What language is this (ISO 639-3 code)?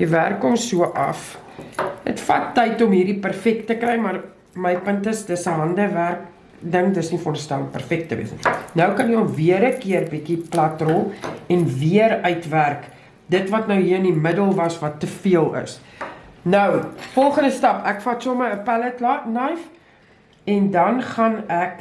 nld